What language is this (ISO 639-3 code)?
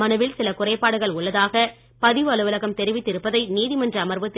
tam